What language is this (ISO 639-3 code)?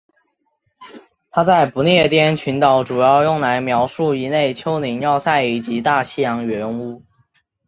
zho